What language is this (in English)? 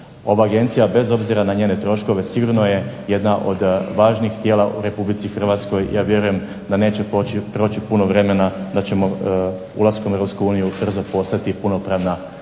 Croatian